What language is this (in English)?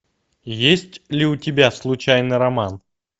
Russian